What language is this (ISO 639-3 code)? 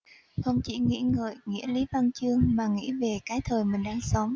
vie